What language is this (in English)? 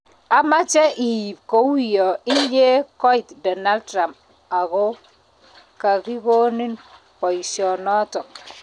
Kalenjin